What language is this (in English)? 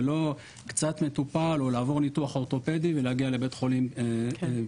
Hebrew